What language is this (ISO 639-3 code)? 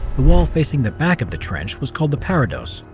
eng